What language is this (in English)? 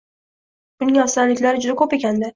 Uzbek